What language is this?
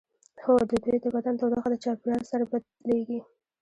Pashto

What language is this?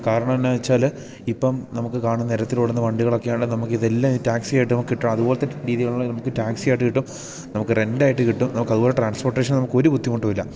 Malayalam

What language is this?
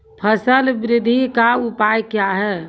Maithili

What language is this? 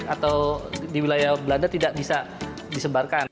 Indonesian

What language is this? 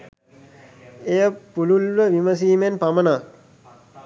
Sinhala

